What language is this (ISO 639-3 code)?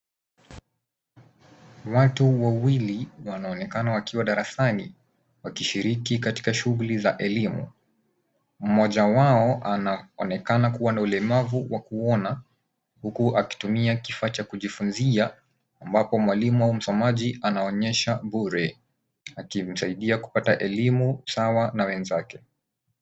swa